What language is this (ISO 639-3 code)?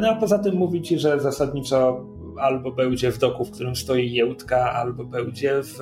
pol